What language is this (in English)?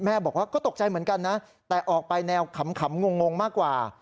Thai